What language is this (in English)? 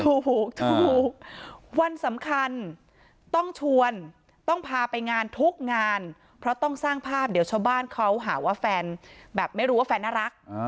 Thai